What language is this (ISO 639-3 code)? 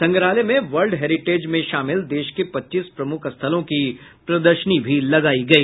hin